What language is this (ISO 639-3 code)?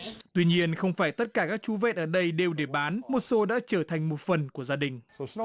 vie